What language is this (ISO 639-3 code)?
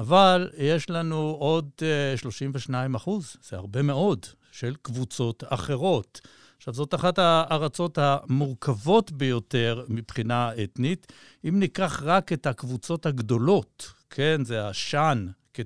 heb